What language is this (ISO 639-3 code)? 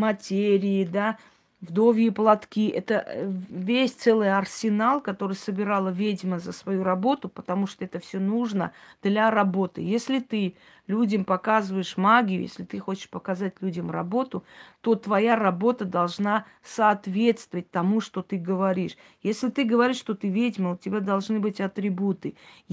rus